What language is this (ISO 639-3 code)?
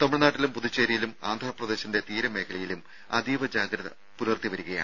mal